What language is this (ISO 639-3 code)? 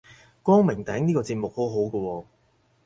yue